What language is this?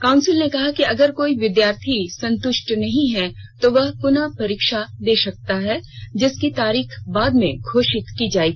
Hindi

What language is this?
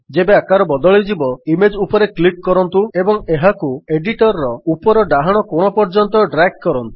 Odia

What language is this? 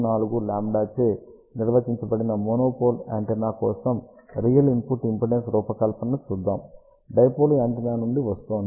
Telugu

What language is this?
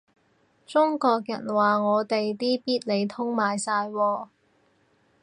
Cantonese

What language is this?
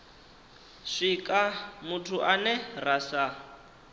Venda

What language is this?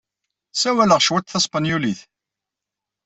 Kabyle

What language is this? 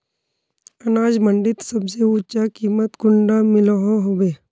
Magahi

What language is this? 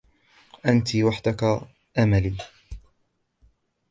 Arabic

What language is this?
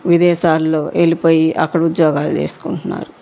Telugu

